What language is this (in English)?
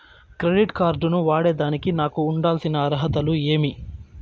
Telugu